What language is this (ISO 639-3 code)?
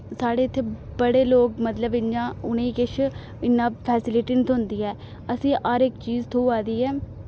doi